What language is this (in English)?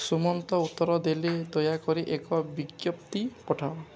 Odia